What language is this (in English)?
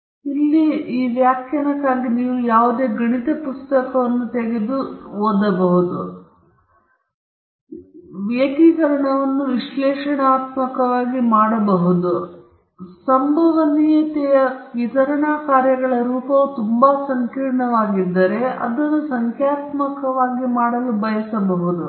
Kannada